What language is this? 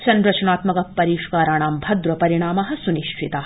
Sanskrit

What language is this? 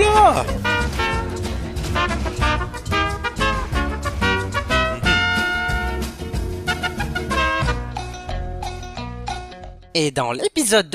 French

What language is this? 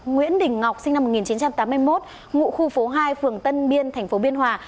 Vietnamese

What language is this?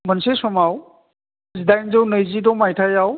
Bodo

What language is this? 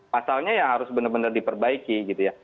Indonesian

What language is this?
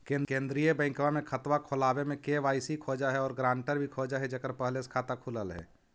Magahi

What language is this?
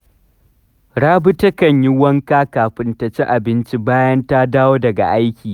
Hausa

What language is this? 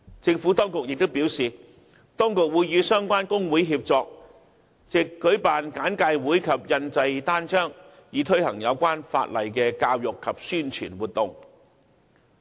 Cantonese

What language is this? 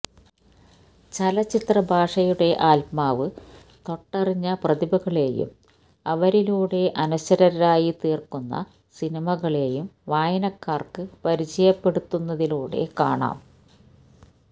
Malayalam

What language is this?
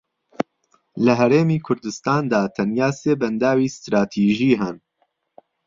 Central Kurdish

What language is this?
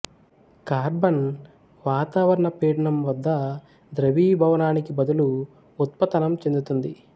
Telugu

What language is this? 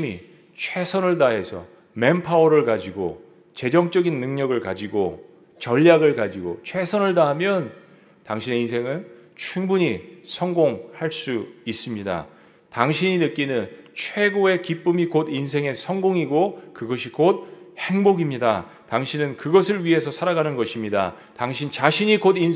Korean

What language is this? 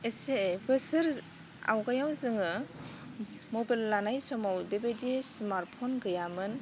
Bodo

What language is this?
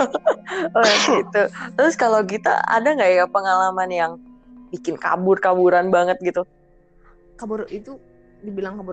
Indonesian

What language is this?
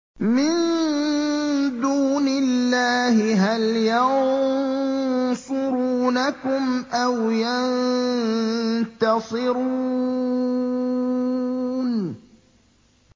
Arabic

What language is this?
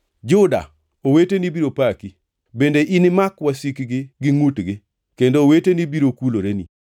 Luo (Kenya and Tanzania)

